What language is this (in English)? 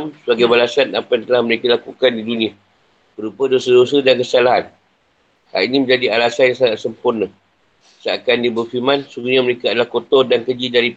Malay